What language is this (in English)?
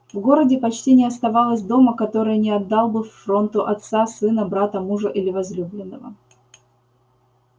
Russian